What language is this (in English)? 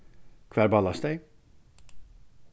Faroese